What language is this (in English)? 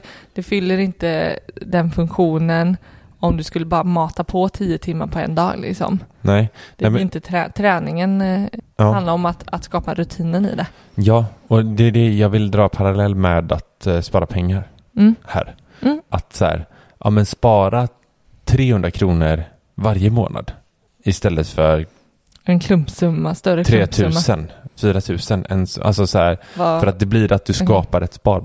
Swedish